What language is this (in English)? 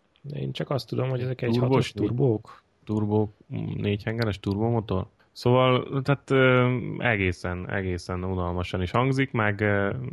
Hungarian